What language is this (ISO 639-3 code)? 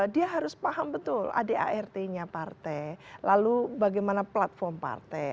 ind